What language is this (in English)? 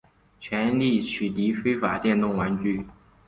Chinese